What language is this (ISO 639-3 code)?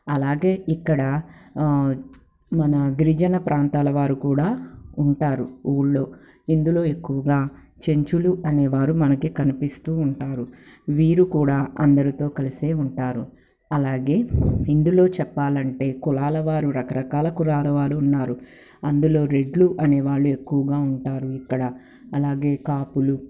tel